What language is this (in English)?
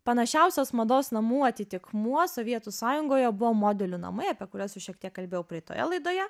Lithuanian